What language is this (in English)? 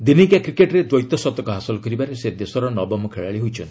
Odia